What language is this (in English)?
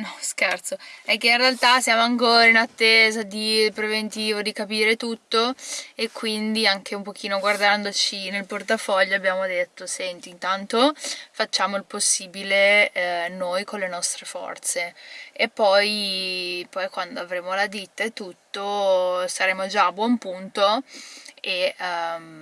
Italian